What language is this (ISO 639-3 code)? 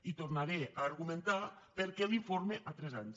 cat